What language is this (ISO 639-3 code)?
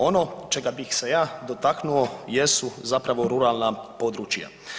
hrv